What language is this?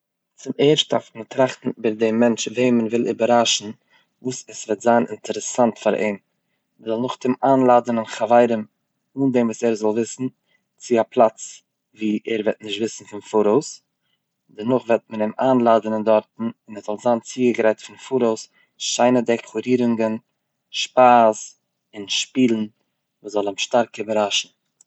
Yiddish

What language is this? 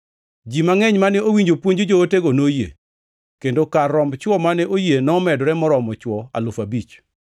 Luo (Kenya and Tanzania)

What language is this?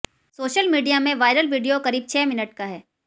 Hindi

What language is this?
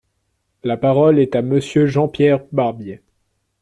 French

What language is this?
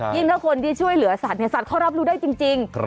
Thai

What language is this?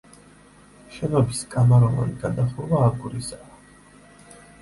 Georgian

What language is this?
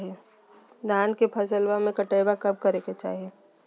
Magahi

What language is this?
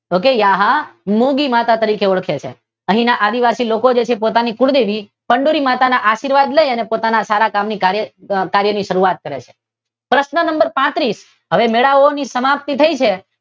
Gujarati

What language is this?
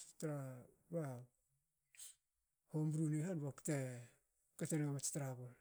Hakö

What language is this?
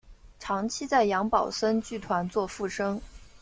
Chinese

